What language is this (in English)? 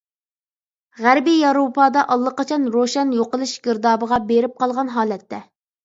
Uyghur